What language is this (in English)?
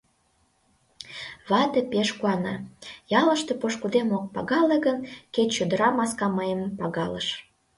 Mari